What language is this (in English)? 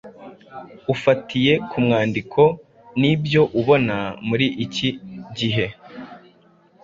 Kinyarwanda